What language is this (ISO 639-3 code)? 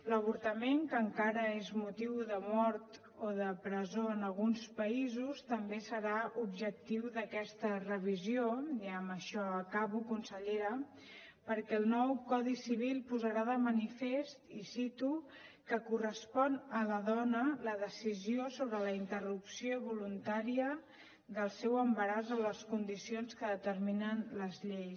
cat